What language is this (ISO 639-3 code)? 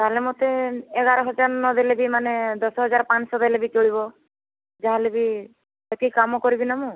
ori